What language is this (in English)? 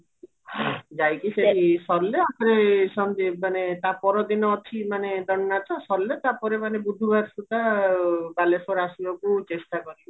Odia